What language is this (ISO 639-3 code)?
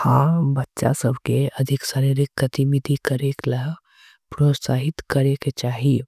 anp